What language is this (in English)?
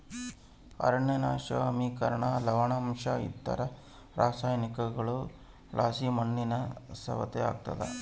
Kannada